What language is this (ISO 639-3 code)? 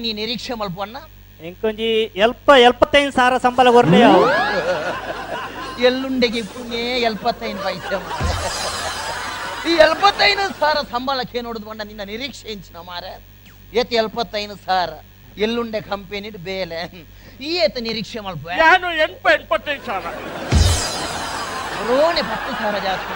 kan